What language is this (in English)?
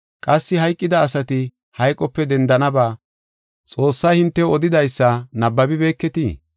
Gofa